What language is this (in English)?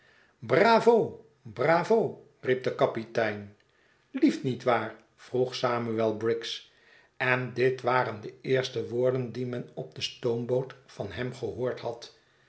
Dutch